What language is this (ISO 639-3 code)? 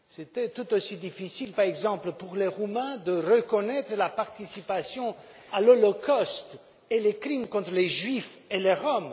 fra